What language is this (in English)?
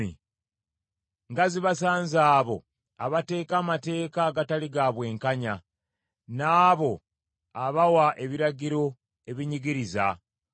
Ganda